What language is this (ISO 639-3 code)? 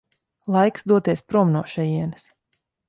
lav